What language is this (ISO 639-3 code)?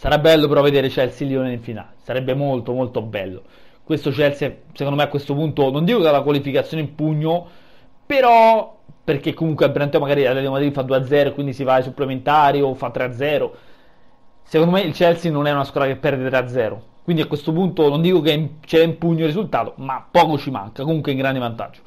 ita